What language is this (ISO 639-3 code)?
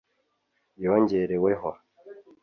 kin